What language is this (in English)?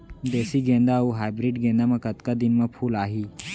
Chhattisgarhi